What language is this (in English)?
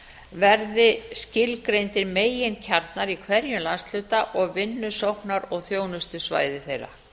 Icelandic